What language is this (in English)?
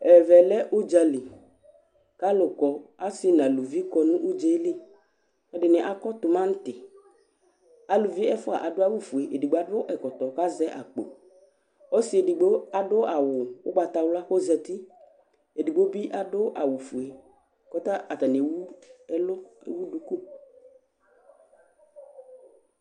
Ikposo